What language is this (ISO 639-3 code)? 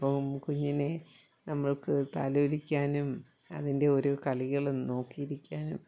mal